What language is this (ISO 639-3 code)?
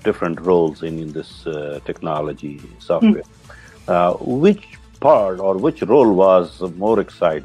eng